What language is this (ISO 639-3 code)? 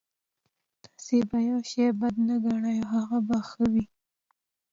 pus